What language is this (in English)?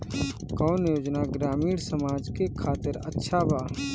Bhojpuri